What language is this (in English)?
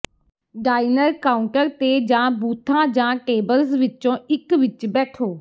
Punjabi